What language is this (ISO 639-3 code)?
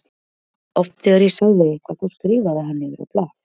isl